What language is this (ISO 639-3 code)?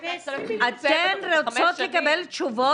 heb